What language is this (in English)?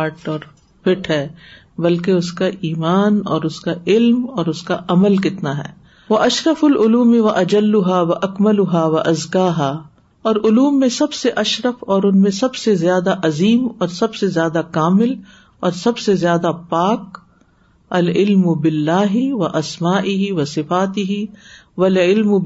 Urdu